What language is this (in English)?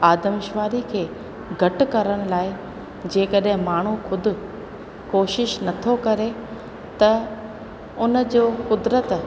Sindhi